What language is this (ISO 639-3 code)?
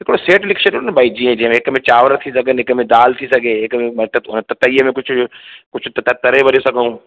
snd